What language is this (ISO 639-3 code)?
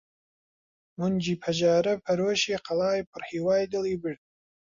ckb